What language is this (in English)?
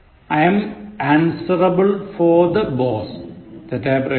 Malayalam